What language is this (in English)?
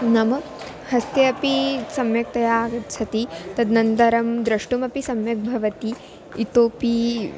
Sanskrit